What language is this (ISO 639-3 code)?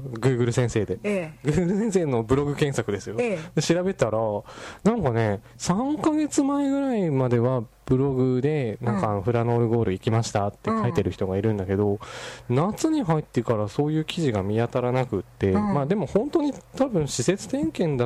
jpn